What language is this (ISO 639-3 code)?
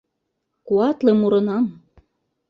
chm